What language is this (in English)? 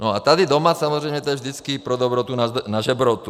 Czech